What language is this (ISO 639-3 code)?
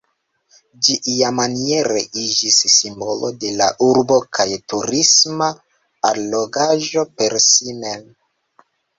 epo